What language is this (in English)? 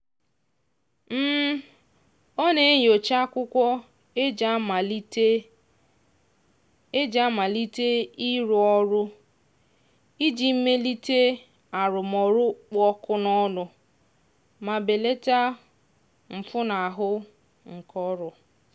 Igbo